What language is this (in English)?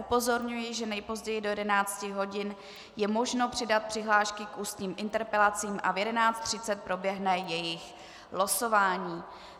Czech